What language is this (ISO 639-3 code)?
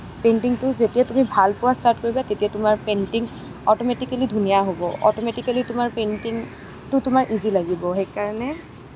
asm